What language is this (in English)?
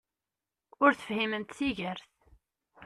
Kabyle